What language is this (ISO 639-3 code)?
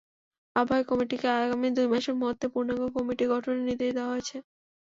ben